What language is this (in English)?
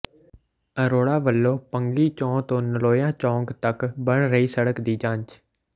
Punjabi